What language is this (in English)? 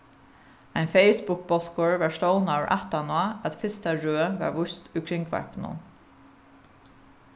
Faroese